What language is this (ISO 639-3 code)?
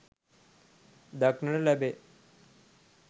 sin